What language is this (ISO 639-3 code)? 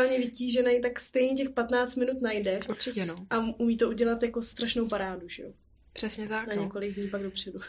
ces